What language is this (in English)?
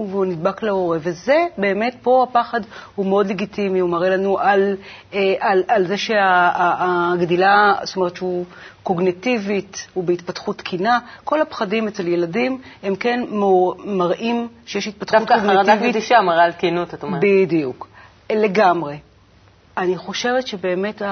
Hebrew